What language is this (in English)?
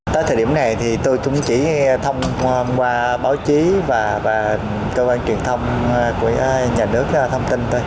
Vietnamese